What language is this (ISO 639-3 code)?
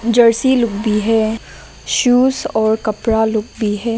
hin